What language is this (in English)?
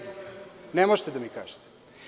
Serbian